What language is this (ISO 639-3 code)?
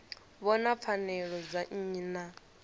ven